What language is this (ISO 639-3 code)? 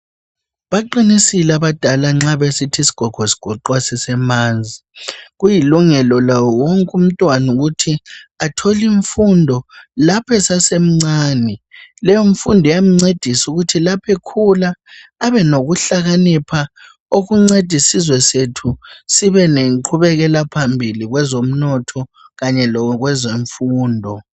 nde